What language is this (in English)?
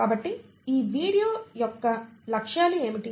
Telugu